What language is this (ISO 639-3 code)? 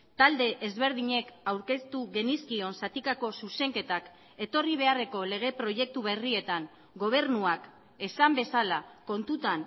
eus